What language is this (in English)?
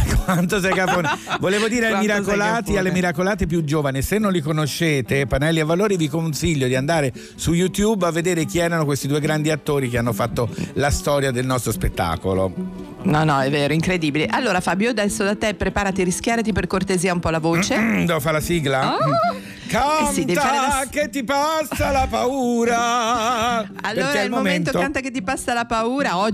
Italian